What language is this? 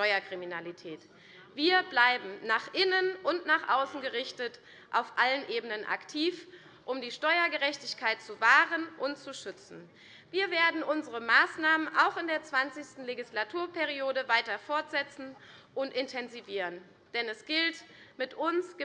German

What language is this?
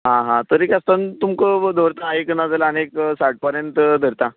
Konkani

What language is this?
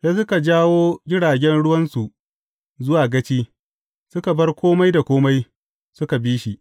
Hausa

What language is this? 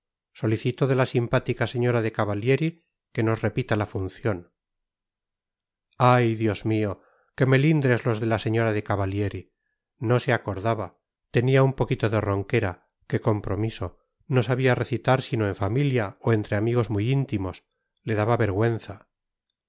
Spanish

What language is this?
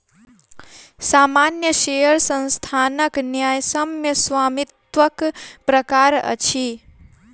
Maithili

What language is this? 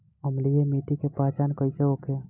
Bhojpuri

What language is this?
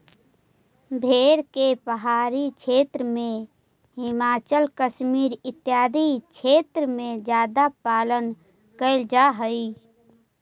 Magahi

